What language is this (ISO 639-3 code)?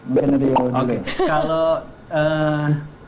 ind